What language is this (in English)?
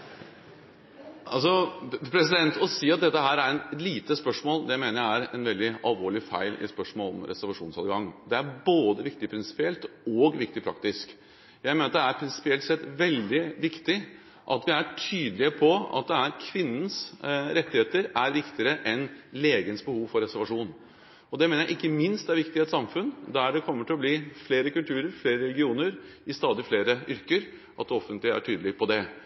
Norwegian Bokmål